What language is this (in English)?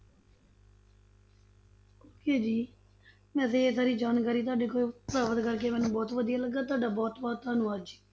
Punjabi